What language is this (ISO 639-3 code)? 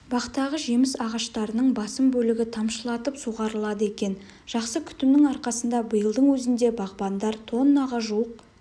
kaz